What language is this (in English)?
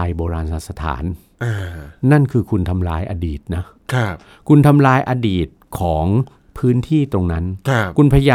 Thai